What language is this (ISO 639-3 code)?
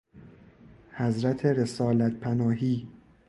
fas